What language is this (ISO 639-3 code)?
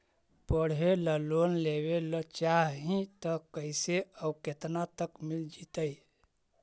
mag